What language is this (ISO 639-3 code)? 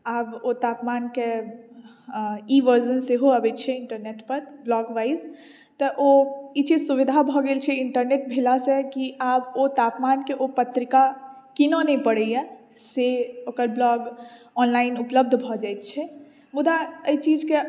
mai